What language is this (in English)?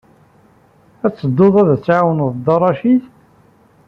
Kabyle